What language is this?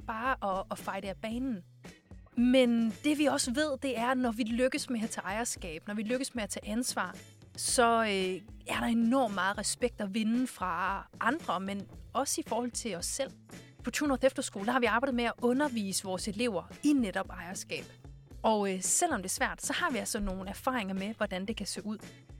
Danish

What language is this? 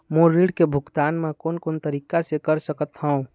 Chhattisgarhi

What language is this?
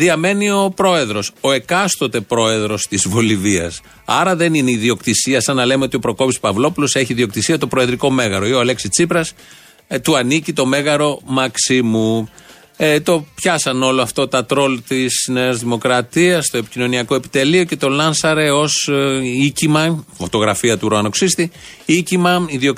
Greek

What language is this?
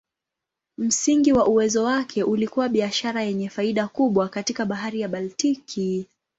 Swahili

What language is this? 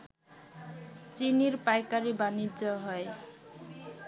Bangla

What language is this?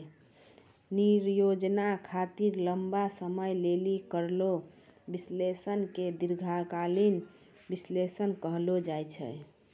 Maithili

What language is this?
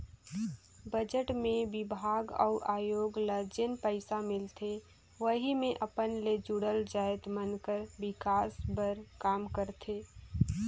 Chhattisgarhi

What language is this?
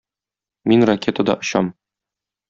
Tatar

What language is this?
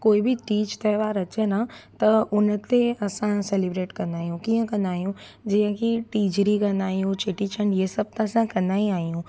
Sindhi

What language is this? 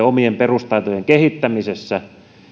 Finnish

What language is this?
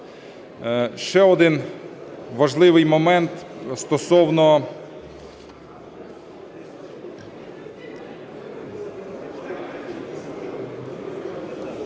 Ukrainian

